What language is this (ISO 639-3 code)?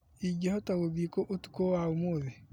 kik